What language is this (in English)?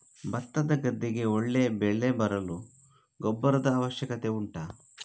Kannada